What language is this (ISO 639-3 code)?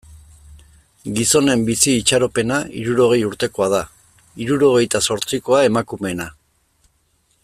eus